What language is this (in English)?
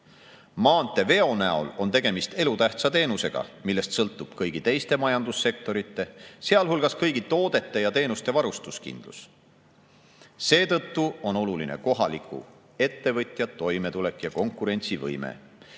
Estonian